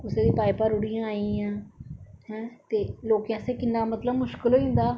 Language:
Dogri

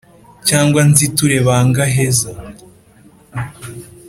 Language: Kinyarwanda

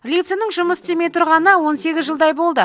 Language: Kazakh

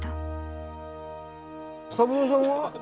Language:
Japanese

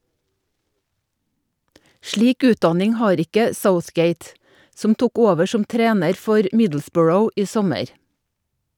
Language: Norwegian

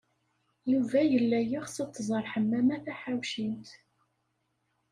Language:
Kabyle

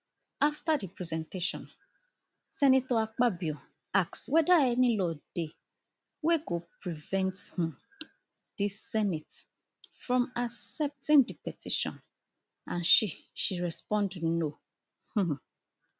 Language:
Nigerian Pidgin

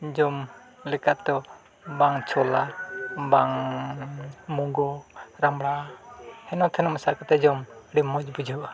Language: Santali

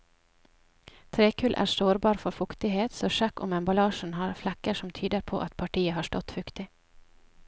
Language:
Norwegian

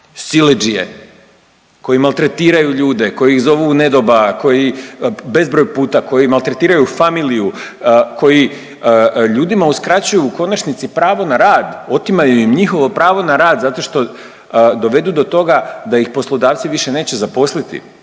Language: Croatian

